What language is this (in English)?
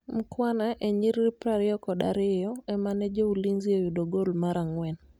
Luo (Kenya and Tanzania)